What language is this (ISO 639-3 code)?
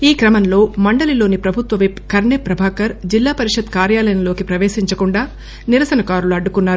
tel